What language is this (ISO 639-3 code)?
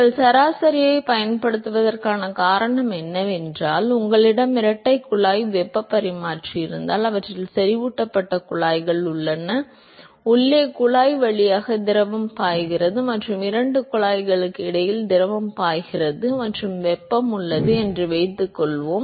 tam